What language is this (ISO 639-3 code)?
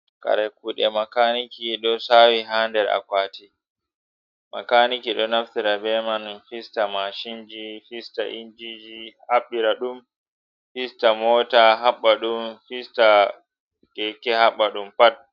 ful